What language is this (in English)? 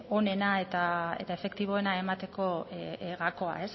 Basque